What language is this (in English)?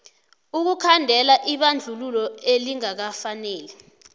South Ndebele